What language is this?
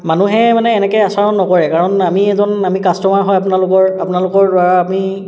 Assamese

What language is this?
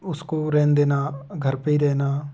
Hindi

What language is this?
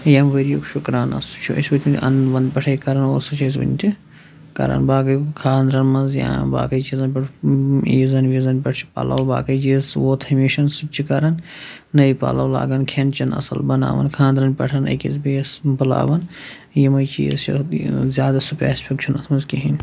Kashmiri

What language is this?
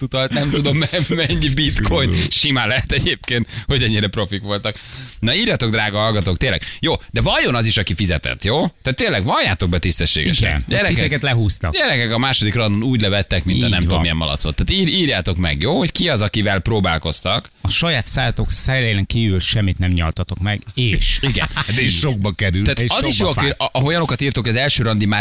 Hungarian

